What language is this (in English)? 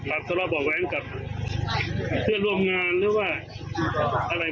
Thai